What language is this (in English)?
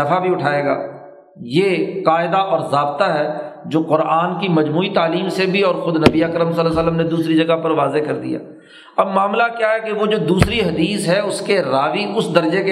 Urdu